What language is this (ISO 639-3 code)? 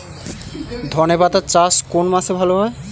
ben